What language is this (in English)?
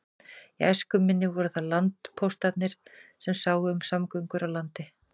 Icelandic